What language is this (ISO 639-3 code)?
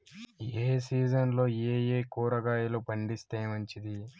tel